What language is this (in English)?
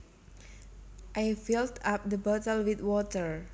Javanese